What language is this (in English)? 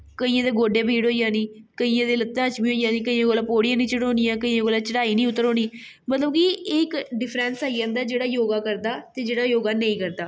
Dogri